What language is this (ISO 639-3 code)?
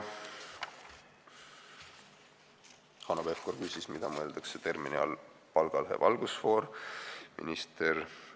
est